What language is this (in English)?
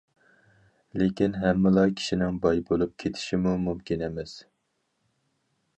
Uyghur